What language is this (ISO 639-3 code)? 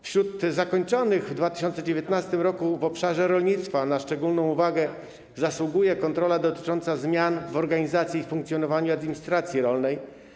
pol